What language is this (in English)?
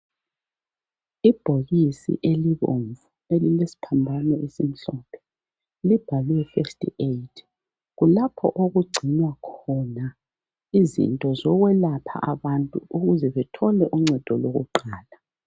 North Ndebele